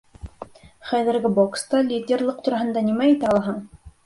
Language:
Bashkir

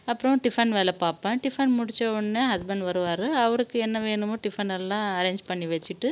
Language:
Tamil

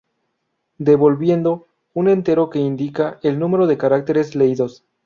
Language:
Spanish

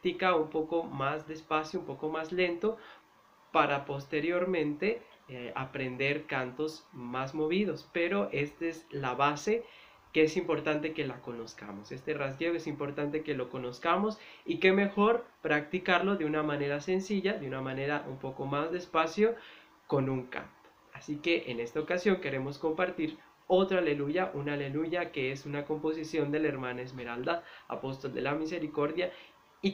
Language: Spanish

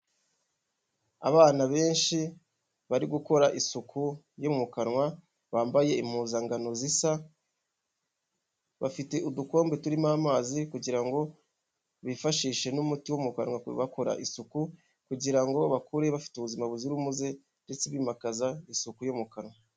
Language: Kinyarwanda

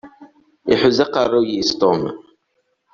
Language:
Kabyle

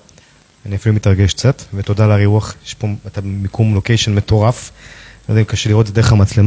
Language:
Hebrew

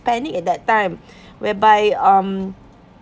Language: English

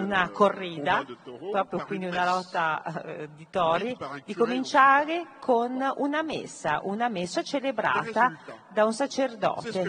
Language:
Italian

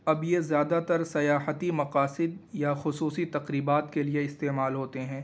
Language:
Urdu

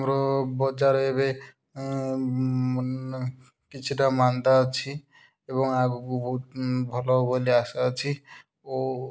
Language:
Odia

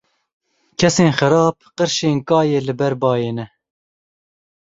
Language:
Kurdish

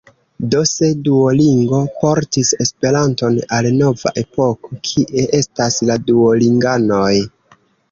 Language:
Esperanto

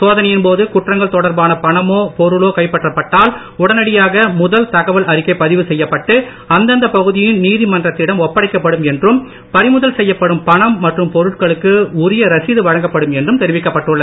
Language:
Tamil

